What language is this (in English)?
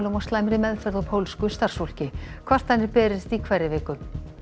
Icelandic